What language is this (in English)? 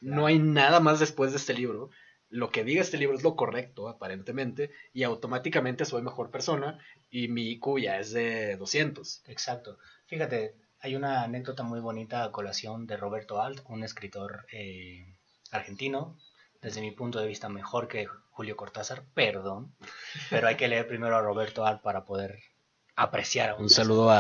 Spanish